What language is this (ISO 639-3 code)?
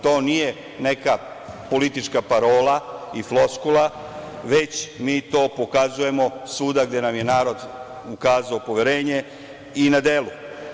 srp